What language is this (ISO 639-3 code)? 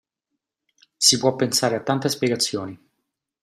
ita